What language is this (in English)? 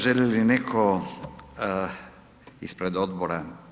Croatian